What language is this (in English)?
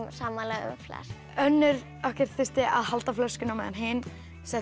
Icelandic